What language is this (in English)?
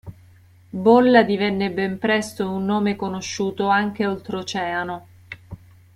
Italian